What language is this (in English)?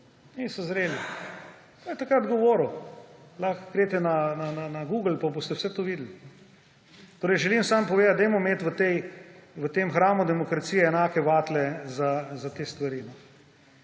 Slovenian